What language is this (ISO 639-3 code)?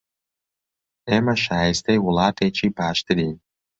ckb